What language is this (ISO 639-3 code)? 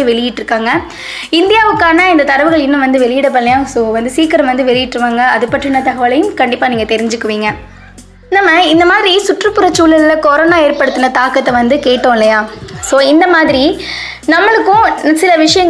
tam